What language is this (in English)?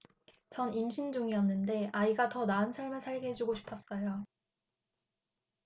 Korean